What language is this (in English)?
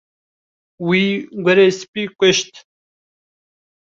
Kurdish